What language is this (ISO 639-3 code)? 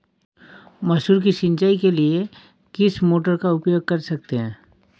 hin